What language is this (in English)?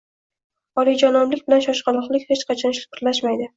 Uzbek